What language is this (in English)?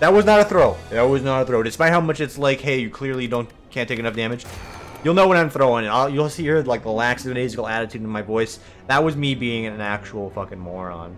English